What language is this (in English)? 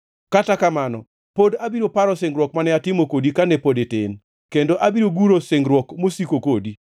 Luo (Kenya and Tanzania)